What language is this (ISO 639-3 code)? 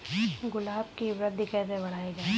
hin